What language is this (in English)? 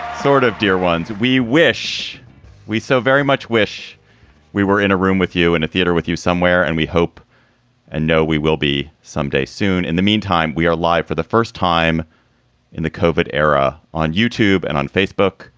English